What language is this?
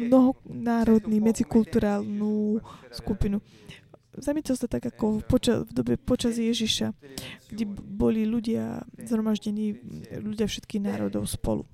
Slovak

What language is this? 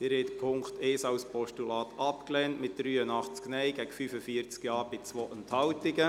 Swiss German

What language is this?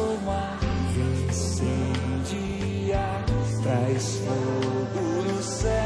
Slovak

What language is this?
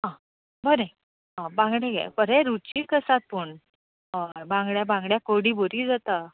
Konkani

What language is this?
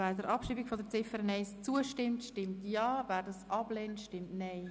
Swiss German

